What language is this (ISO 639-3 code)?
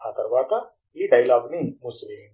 tel